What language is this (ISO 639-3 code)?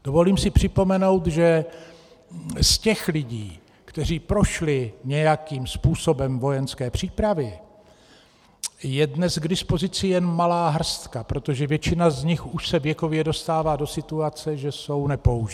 ces